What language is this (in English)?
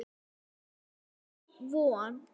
Icelandic